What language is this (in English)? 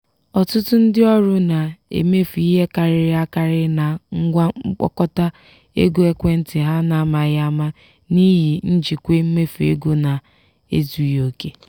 Igbo